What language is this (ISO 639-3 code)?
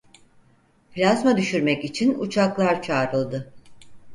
tur